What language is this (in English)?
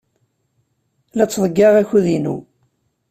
Kabyle